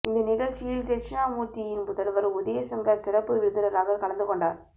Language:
Tamil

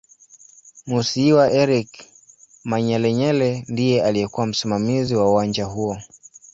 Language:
Swahili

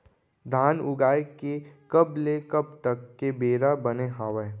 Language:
Chhattisgarhi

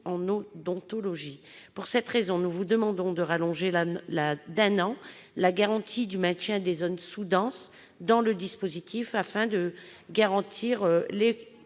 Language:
French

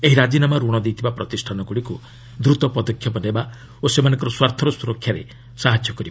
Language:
Odia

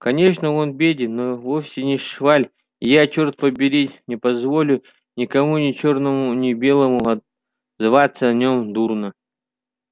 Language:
Russian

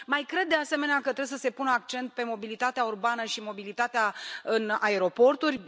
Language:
Romanian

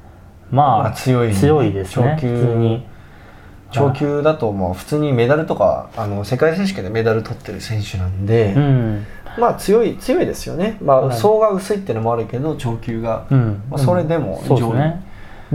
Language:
Japanese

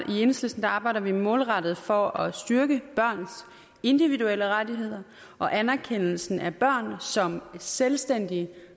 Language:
Danish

